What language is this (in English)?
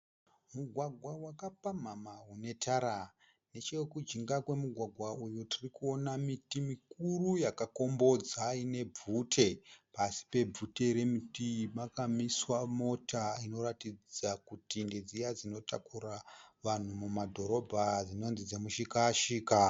Shona